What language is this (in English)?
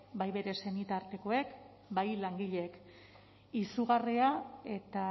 Basque